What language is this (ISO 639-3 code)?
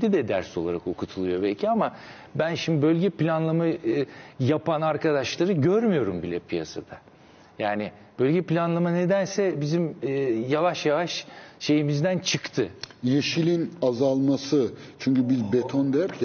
tur